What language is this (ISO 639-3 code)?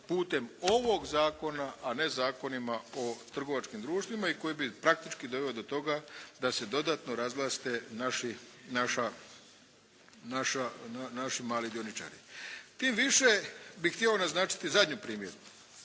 hrv